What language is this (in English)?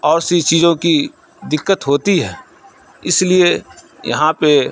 Urdu